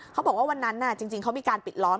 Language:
Thai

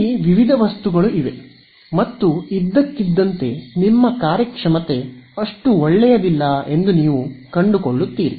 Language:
Kannada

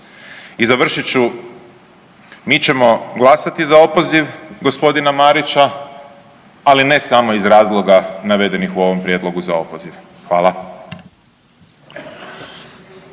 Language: Croatian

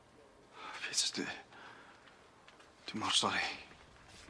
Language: Welsh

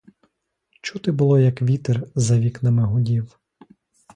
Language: Ukrainian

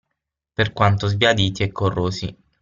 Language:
Italian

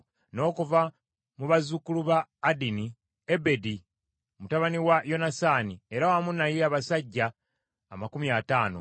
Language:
Ganda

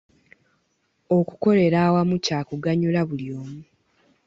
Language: Ganda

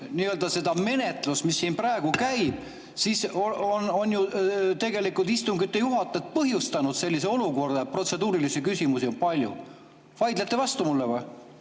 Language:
Estonian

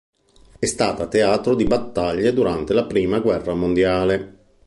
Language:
Italian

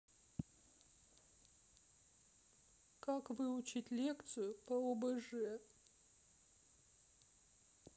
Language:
Russian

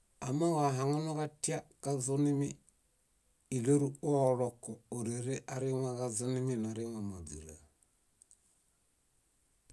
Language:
Bayot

